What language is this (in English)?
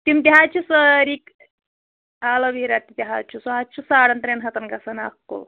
Kashmiri